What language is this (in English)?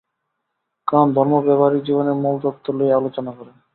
Bangla